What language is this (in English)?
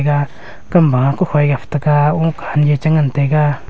Wancho Naga